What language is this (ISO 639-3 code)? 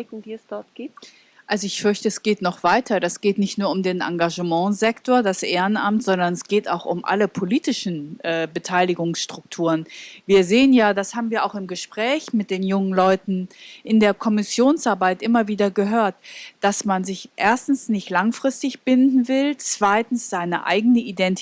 deu